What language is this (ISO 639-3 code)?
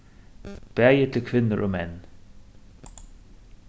fao